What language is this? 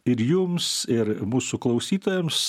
Lithuanian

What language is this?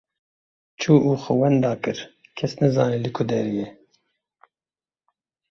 Kurdish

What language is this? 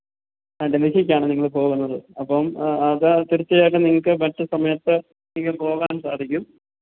Malayalam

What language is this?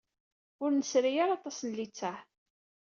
Kabyle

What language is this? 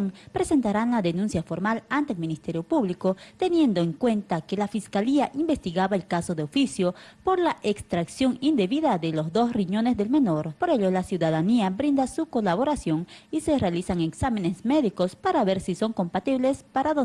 Spanish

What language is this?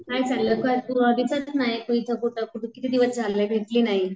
Marathi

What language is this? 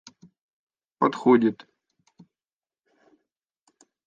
Russian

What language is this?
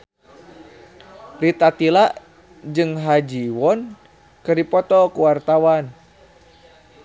Sundanese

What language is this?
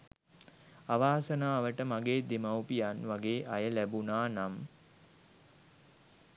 Sinhala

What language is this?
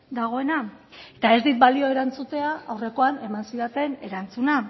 Basque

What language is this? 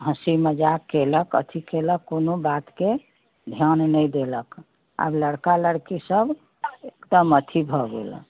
Maithili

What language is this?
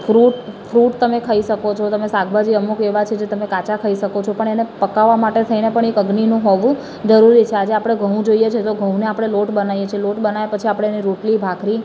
Gujarati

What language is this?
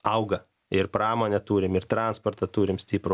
Lithuanian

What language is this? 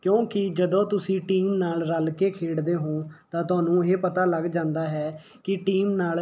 Punjabi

